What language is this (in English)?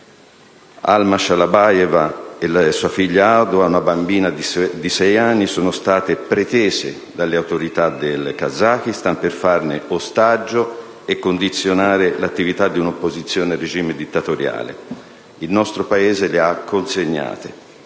Italian